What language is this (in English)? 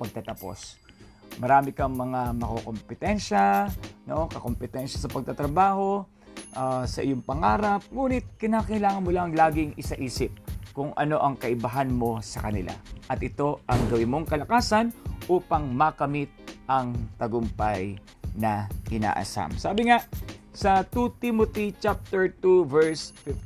Filipino